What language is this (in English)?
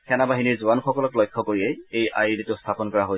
Assamese